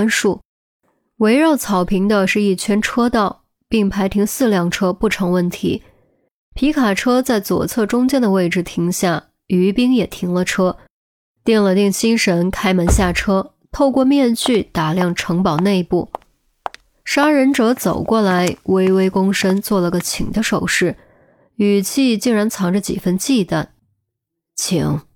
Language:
Chinese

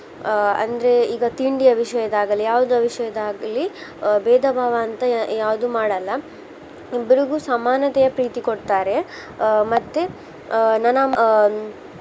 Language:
Kannada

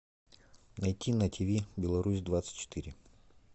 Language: Russian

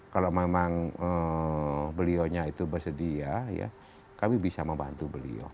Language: Indonesian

